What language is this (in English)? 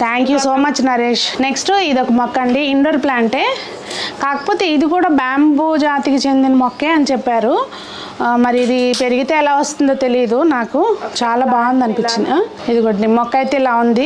Telugu